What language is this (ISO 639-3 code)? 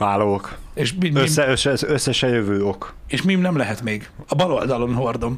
hun